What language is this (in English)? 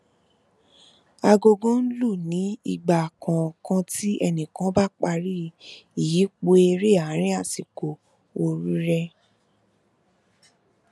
Yoruba